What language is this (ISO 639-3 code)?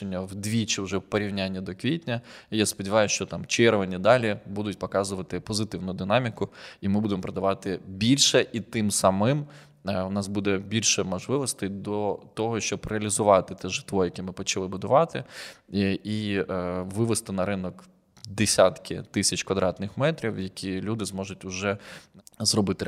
ukr